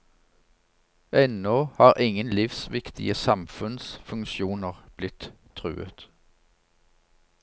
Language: Norwegian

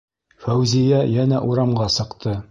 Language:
Bashkir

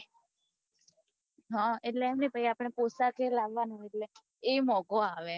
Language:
Gujarati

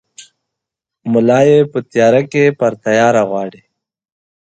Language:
Pashto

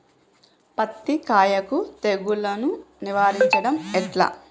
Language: Telugu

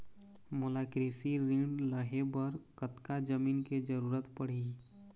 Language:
Chhattisgarhi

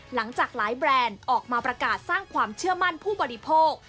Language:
Thai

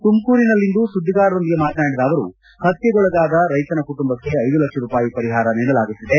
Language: Kannada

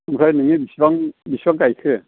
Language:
Bodo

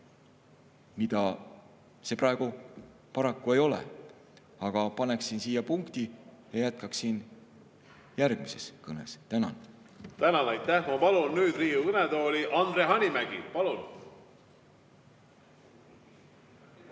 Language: Estonian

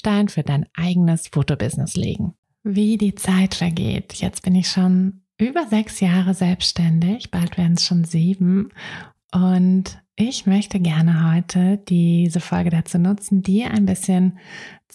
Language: German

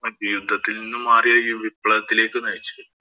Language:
Malayalam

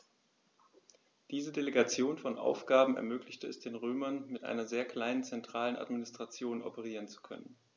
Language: German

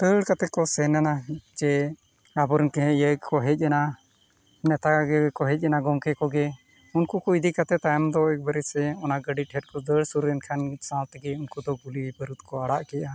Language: Santali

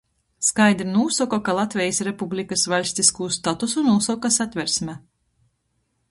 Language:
Latgalian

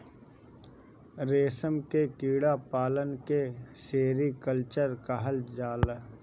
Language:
Bhojpuri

